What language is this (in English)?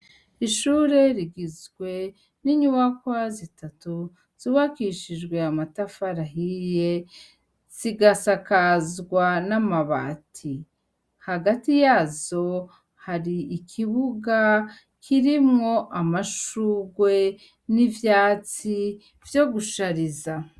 Rundi